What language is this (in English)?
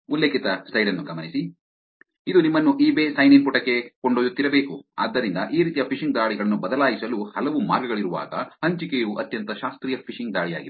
Kannada